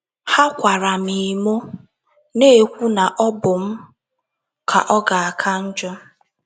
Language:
Igbo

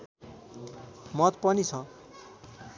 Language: Nepali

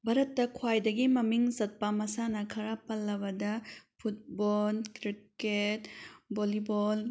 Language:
Manipuri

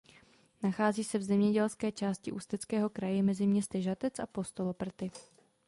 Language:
Czech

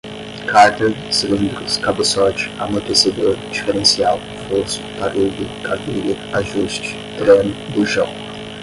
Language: Portuguese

